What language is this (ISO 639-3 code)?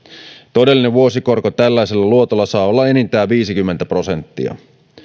fin